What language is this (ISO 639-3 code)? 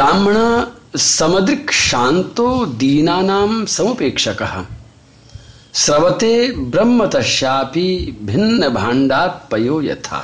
hin